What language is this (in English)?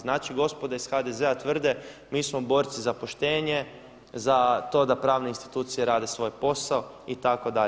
Croatian